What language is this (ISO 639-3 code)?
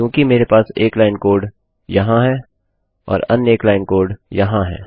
hin